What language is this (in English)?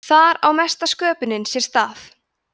Icelandic